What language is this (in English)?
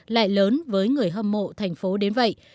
Vietnamese